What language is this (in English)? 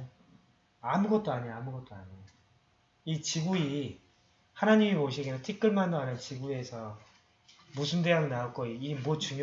Korean